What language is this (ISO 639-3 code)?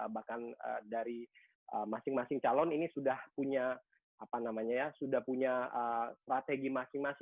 ind